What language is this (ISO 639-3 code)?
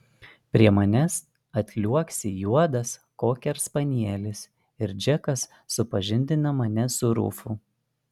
lit